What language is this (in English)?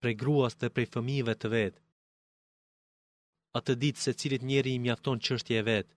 Greek